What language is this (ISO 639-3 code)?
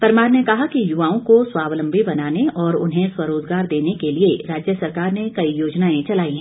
hin